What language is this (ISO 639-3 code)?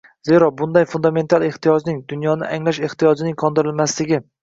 uzb